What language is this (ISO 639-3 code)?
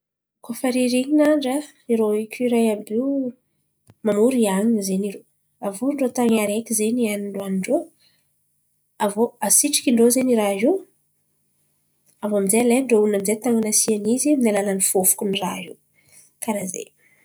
xmv